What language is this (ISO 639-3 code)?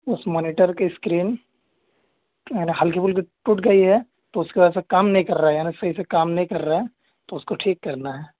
urd